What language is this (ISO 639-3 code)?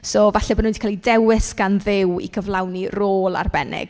cym